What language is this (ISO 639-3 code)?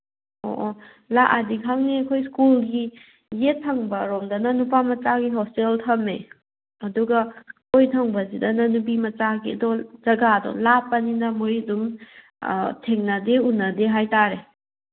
mni